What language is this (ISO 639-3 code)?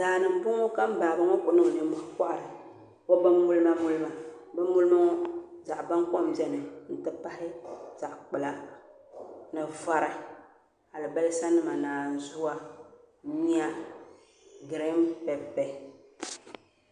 dag